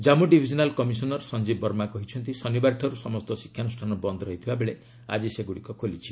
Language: Odia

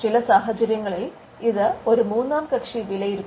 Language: Malayalam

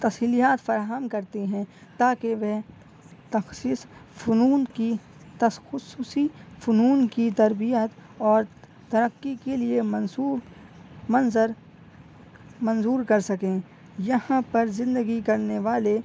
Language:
Urdu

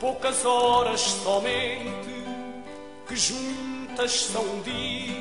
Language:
Portuguese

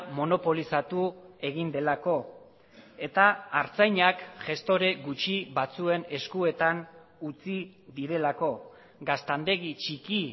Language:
Basque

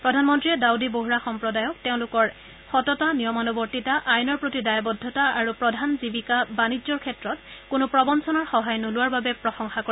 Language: Assamese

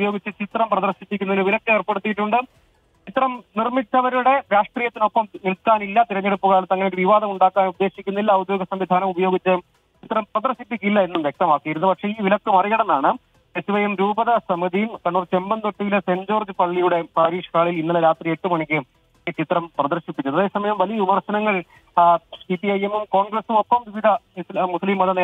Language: Malayalam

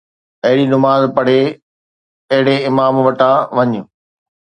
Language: Sindhi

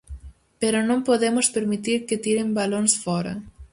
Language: Galician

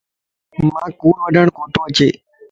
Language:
Lasi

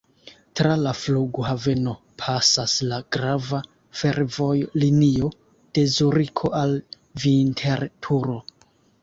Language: Esperanto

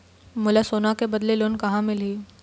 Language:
Chhattisgarhi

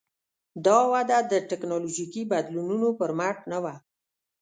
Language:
Pashto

